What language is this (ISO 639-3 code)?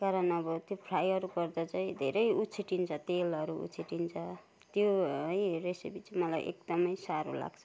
nep